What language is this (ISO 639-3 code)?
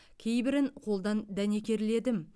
kaz